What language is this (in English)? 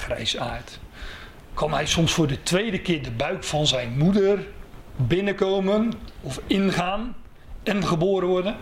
Dutch